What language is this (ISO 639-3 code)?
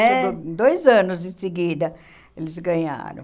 por